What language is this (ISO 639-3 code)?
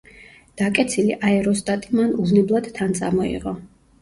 kat